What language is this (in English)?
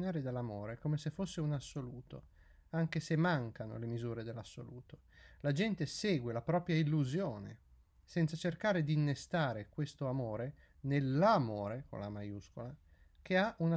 Italian